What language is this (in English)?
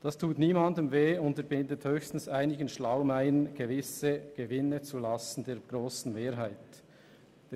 Swiss German